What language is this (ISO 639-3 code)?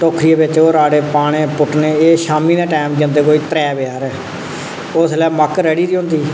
doi